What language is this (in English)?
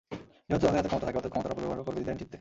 Bangla